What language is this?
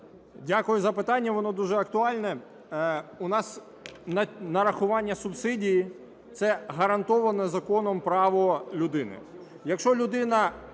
Ukrainian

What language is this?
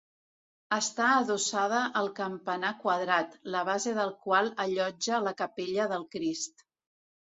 Catalan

